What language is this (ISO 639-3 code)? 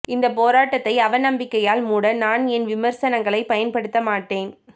tam